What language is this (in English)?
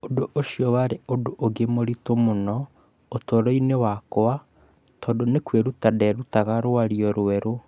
Kikuyu